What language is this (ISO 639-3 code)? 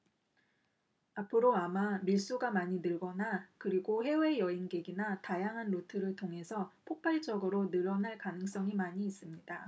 kor